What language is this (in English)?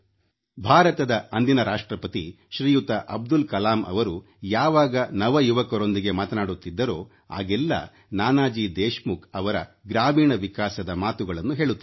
Kannada